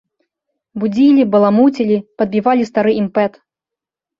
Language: Belarusian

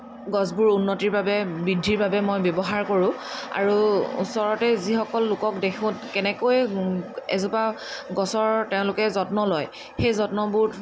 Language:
Assamese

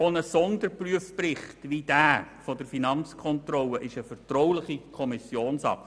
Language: Swiss German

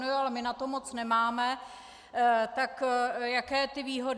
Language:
Czech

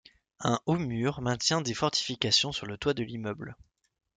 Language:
French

